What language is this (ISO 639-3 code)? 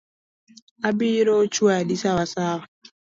luo